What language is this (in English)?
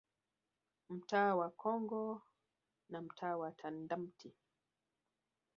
Swahili